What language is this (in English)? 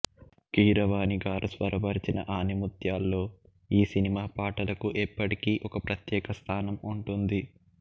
Telugu